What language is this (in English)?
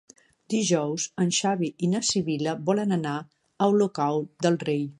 Catalan